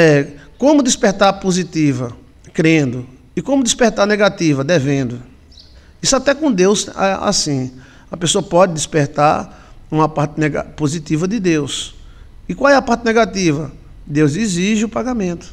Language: Portuguese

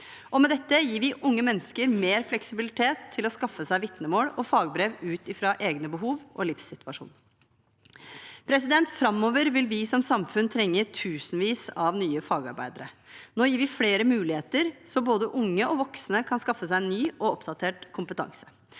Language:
Norwegian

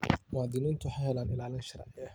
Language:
Somali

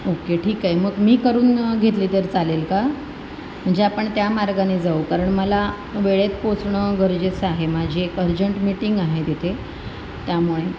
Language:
Marathi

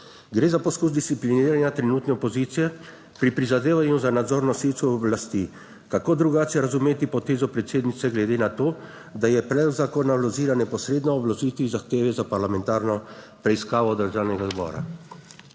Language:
Slovenian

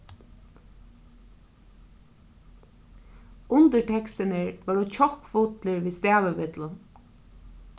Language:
Faroese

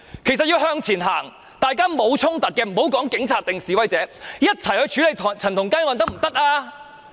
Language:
Cantonese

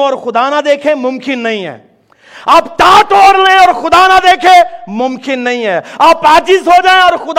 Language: Urdu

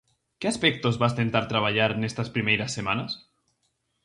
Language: Galician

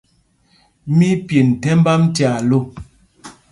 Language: Mpumpong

